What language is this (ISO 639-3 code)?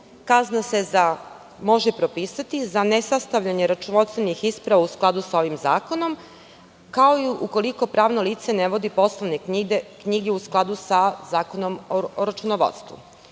srp